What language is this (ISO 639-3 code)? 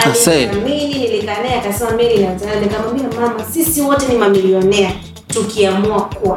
swa